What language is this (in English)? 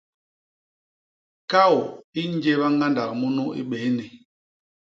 Basaa